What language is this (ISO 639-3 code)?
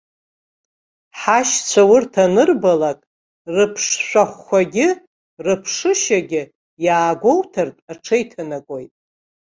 abk